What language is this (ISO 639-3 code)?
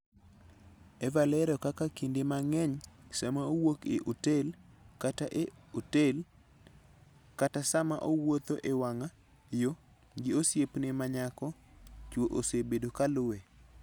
luo